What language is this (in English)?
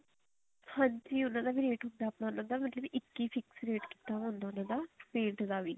Punjabi